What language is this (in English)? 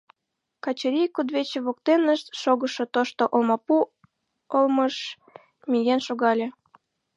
Mari